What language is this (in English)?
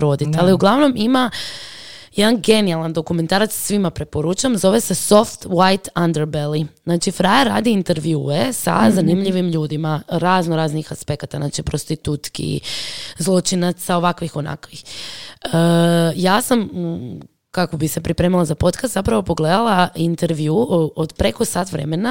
Croatian